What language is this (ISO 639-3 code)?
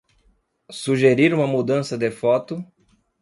por